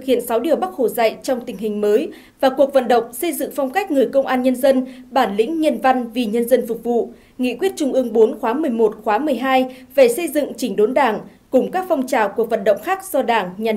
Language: Vietnamese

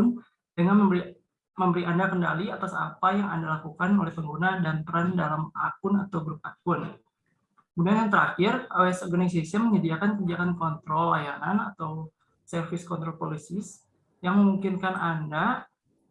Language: Indonesian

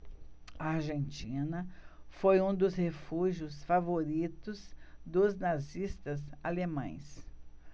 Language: Portuguese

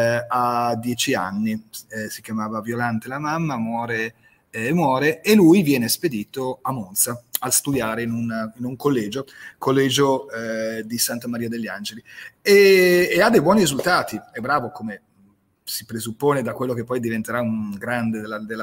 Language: Italian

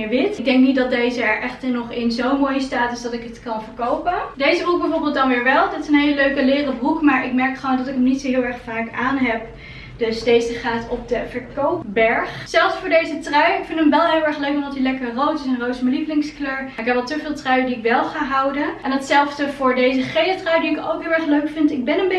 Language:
Dutch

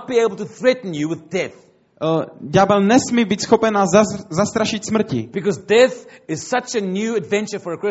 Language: Czech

